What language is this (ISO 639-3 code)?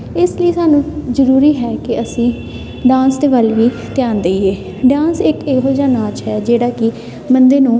pan